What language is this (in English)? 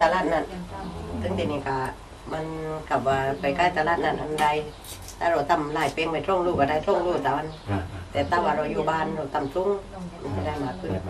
Thai